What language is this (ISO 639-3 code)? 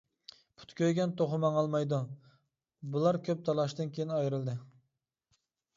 uig